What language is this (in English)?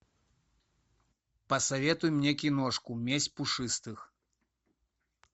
Russian